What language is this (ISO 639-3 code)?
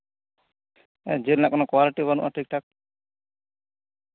sat